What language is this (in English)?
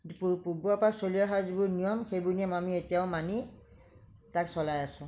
Assamese